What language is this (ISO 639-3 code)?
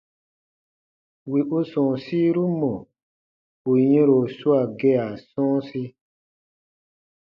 bba